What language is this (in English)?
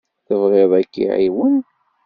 Kabyle